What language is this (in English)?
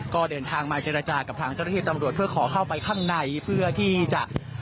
Thai